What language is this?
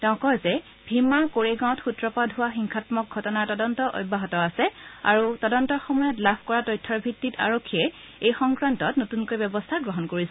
Assamese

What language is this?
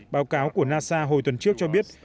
Vietnamese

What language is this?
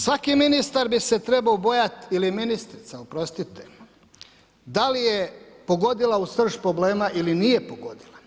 Croatian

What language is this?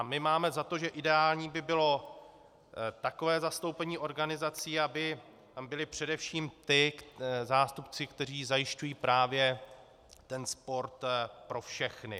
Czech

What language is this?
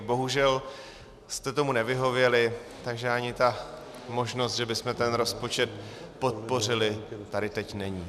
Czech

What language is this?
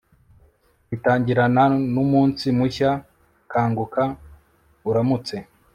Kinyarwanda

